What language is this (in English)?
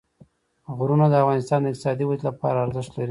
Pashto